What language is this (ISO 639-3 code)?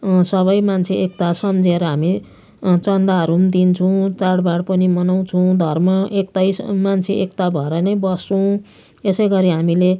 nep